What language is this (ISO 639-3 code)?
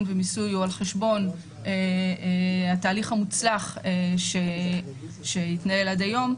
heb